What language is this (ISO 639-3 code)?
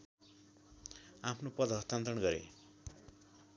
nep